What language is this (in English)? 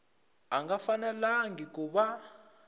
Tsonga